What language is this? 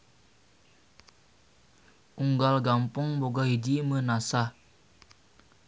Sundanese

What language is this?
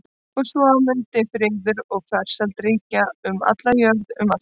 Icelandic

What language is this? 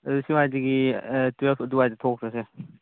Manipuri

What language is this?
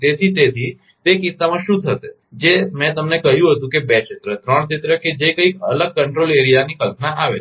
Gujarati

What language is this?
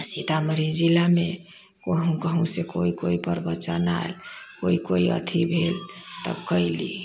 Maithili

